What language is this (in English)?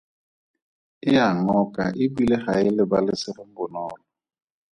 Tswana